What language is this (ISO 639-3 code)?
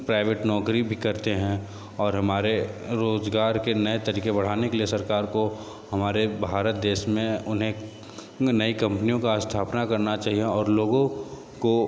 hin